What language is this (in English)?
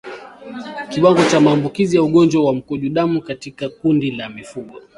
Swahili